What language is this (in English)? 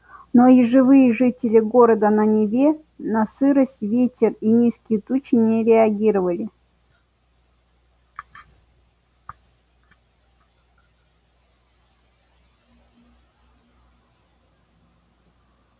Russian